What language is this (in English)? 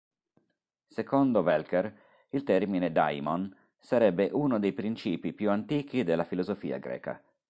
Italian